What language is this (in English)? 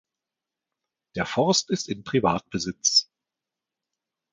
German